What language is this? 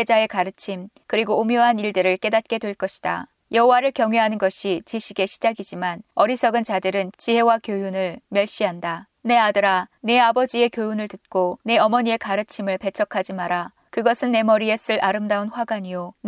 Korean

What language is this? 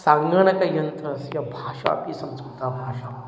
Sanskrit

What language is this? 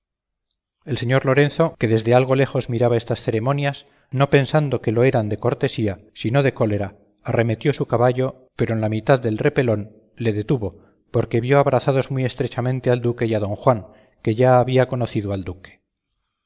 Spanish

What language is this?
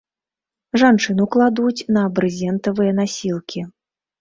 Belarusian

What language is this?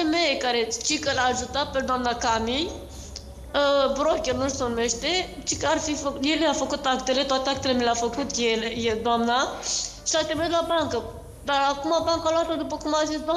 Romanian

